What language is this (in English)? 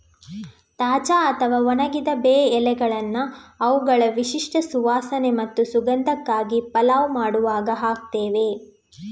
Kannada